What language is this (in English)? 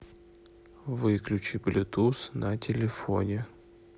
Russian